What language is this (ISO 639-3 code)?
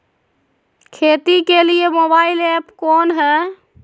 mag